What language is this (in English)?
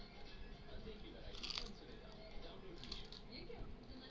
Bhojpuri